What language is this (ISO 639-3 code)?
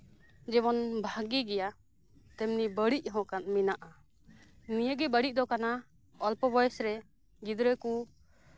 sat